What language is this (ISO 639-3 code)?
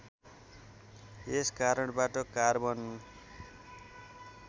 nep